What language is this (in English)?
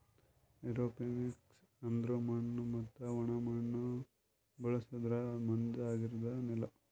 Kannada